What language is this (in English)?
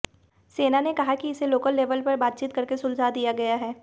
Hindi